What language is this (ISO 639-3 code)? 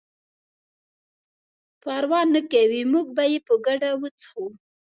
pus